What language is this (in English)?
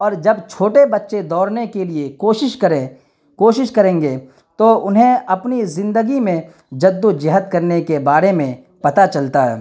Urdu